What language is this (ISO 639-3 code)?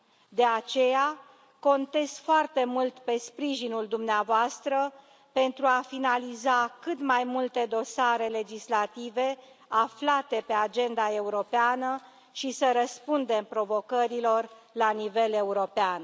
ron